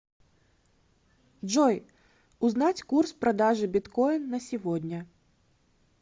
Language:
Russian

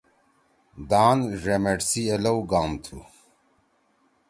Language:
Torwali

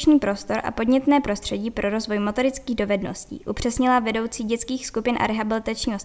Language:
Czech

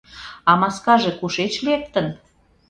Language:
Mari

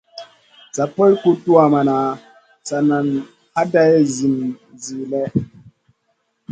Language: Masana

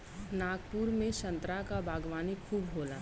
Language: Bhojpuri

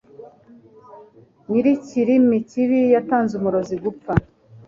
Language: Kinyarwanda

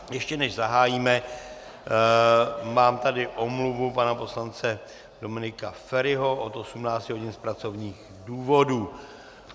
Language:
Czech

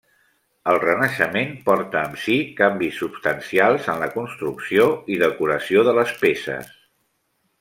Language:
Catalan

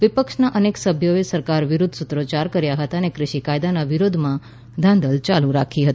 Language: Gujarati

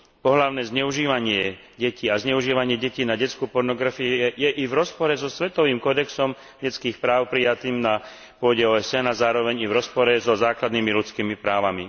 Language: Slovak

